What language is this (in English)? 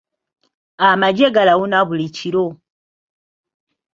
Ganda